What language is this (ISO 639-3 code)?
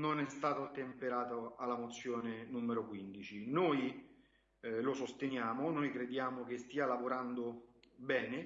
ita